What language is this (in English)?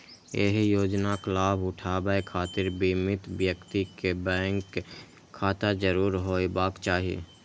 Maithili